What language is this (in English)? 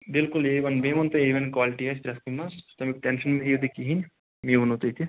Kashmiri